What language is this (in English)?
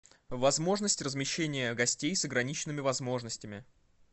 Russian